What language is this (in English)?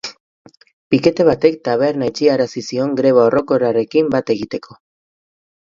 Basque